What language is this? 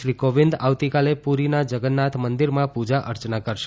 Gujarati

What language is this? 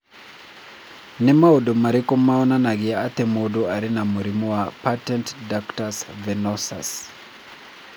Kikuyu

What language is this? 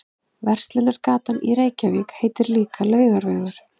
Icelandic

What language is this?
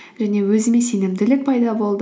Kazakh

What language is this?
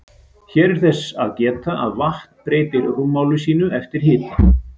Icelandic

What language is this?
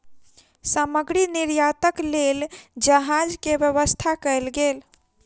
Maithili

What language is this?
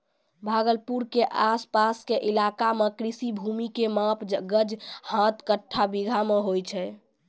Maithili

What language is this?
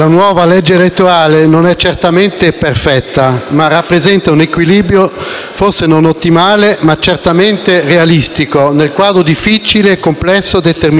Italian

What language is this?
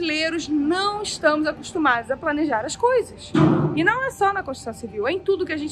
Portuguese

